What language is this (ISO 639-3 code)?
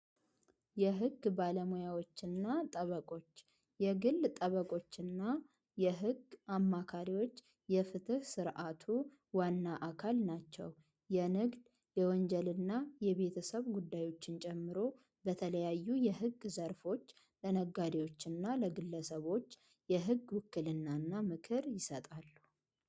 amh